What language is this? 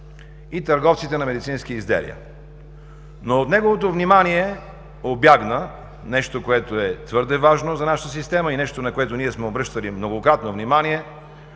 Bulgarian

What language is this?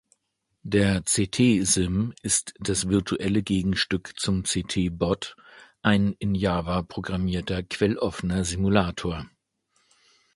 German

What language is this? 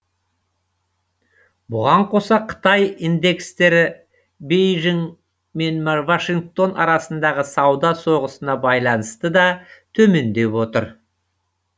Kazakh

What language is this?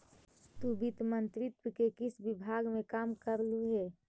Magahi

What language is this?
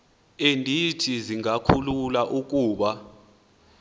Xhosa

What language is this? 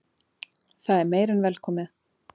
Icelandic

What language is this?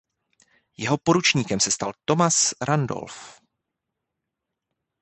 Czech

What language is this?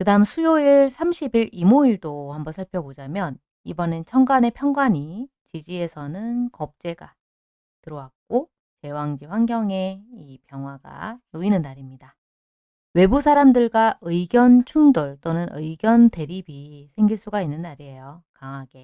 Korean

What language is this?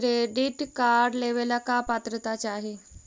Magahi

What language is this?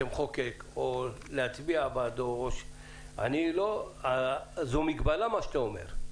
Hebrew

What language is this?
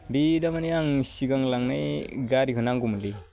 Bodo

